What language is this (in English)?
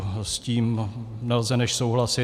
Czech